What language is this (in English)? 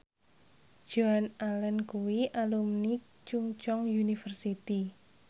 Javanese